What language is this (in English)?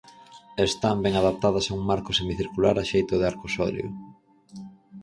Galician